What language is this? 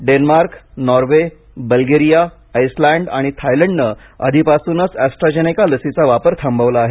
Marathi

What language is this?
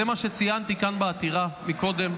Hebrew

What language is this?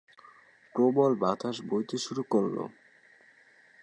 Bangla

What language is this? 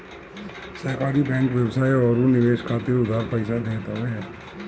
Bhojpuri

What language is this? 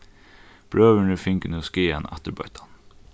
Faroese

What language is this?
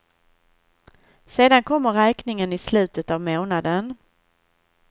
Swedish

